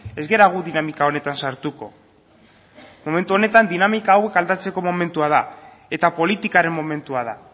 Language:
Basque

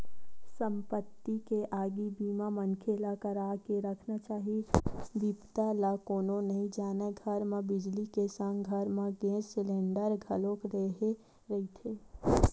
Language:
Chhattisgarhi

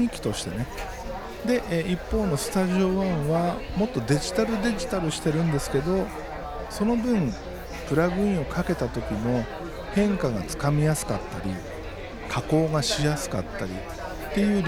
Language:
Japanese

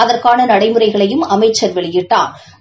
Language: Tamil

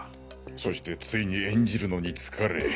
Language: Japanese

